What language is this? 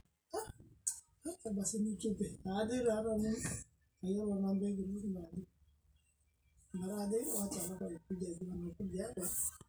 Masai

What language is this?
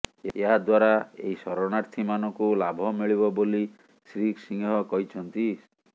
Odia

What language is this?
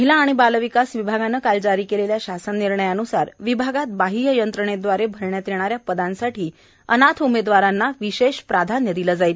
Marathi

